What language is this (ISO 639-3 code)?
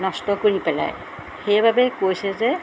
asm